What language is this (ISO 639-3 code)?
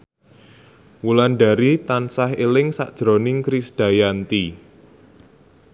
jav